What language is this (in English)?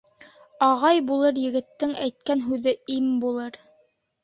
Bashkir